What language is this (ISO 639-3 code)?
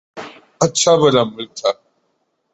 urd